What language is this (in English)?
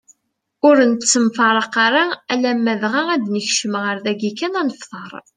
Kabyle